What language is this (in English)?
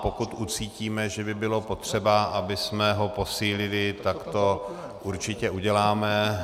Czech